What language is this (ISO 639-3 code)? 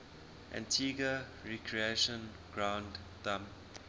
eng